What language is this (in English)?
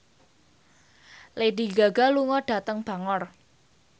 Javanese